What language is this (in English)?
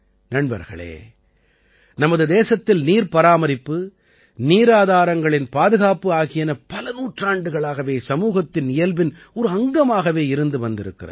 Tamil